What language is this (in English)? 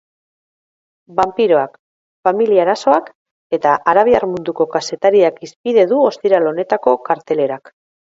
Basque